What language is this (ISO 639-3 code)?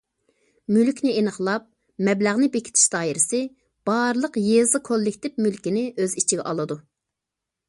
uig